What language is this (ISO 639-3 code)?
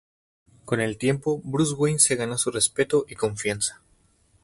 spa